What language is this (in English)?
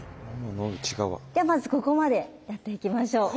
Japanese